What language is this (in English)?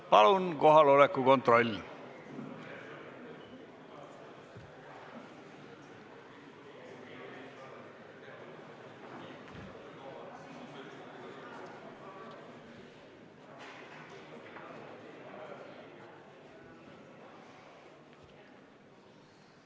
Estonian